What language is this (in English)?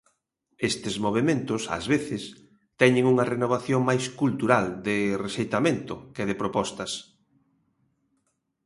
Galician